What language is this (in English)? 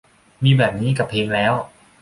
Thai